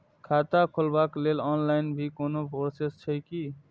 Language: Maithili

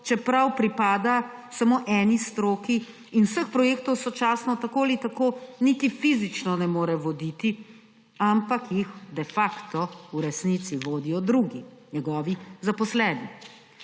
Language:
Slovenian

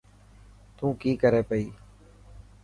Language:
Dhatki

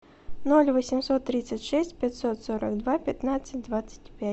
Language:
Russian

